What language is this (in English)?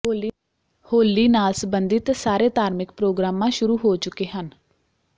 Punjabi